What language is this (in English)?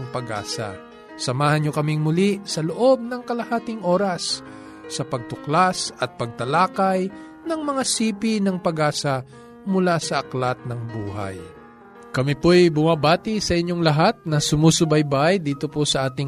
Filipino